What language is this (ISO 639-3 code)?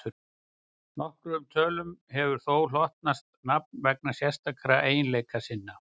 isl